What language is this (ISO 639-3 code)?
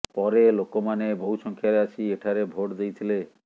ori